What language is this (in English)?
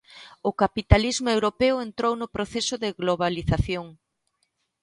Galician